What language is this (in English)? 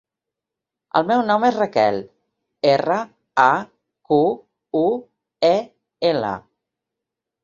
Catalan